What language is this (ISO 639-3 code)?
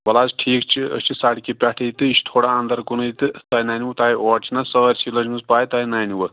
kas